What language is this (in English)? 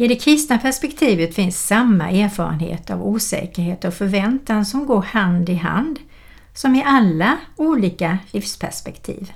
Swedish